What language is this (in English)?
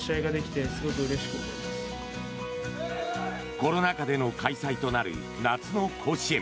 Japanese